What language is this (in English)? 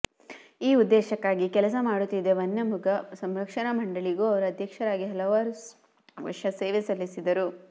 Kannada